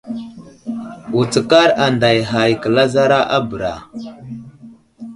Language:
Wuzlam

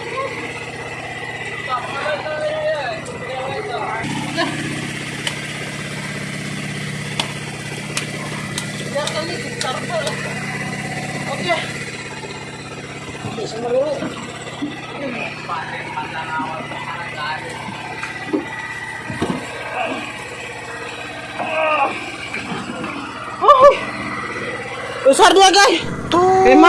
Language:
Indonesian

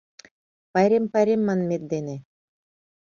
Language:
Mari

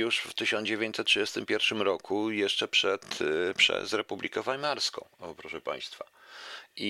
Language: Polish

